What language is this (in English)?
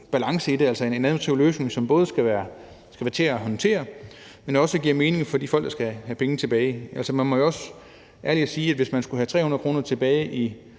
Danish